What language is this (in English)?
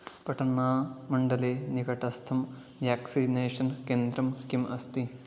Sanskrit